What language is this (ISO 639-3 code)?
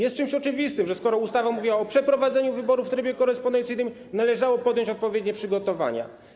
pol